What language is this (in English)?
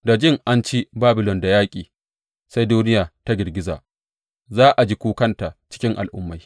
Hausa